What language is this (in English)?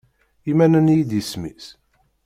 Kabyle